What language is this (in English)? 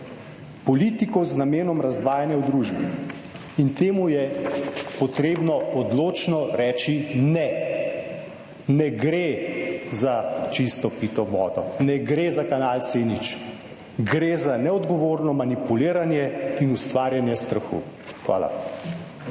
Slovenian